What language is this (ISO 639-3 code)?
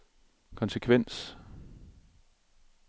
dan